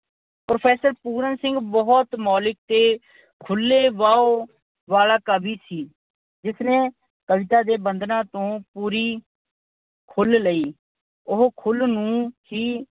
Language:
Punjabi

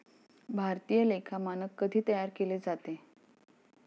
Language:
Marathi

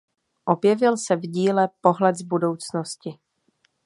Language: Czech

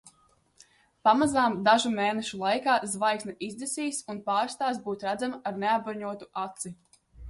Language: Latvian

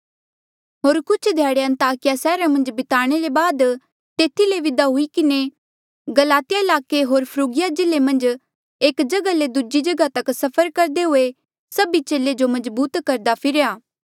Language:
Mandeali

